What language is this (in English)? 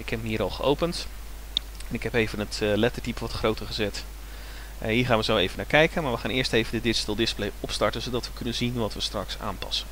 Dutch